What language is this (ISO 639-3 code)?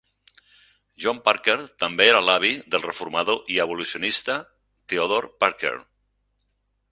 cat